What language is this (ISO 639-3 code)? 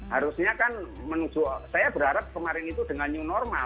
ind